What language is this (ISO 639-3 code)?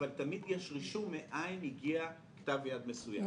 heb